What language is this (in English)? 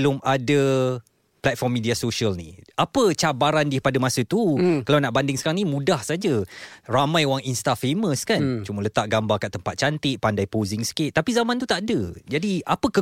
Malay